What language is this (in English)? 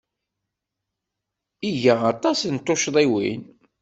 Kabyle